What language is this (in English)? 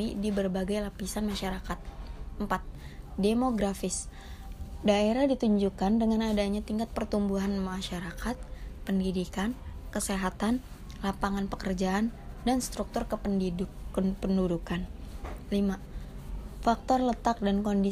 Indonesian